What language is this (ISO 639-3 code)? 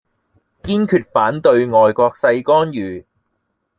yue